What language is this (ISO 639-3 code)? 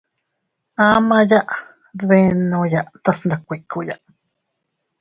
cut